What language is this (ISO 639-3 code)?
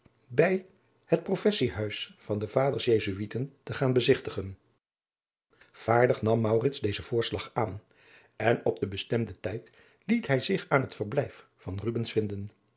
nld